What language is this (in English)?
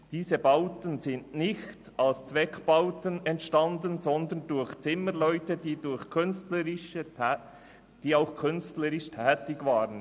Swiss German